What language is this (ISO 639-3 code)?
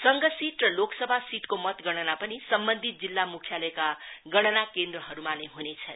nep